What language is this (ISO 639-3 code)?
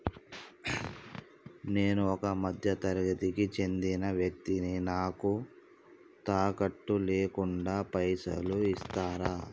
tel